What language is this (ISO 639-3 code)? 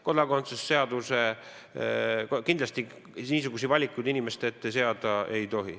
est